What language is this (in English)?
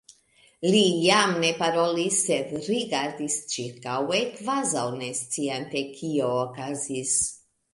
Esperanto